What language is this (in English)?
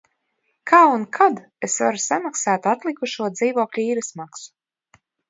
Latvian